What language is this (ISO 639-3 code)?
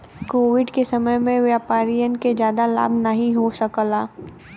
bho